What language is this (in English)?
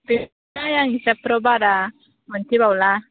Bodo